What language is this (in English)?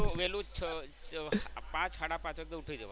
Gujarati